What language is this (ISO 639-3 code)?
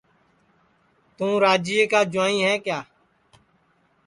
ssi